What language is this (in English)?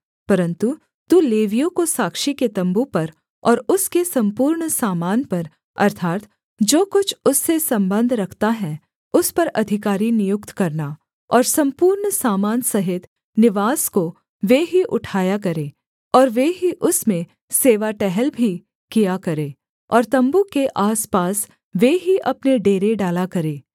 Hindi